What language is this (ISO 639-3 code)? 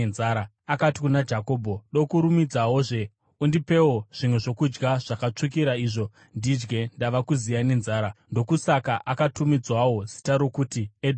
sna